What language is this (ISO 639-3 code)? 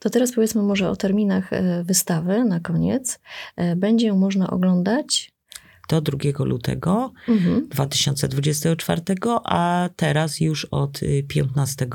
pol